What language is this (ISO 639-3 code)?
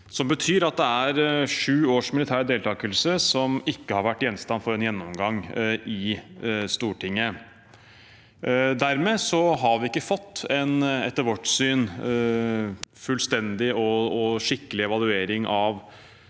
nor